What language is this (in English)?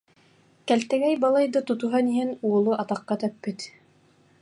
Yakut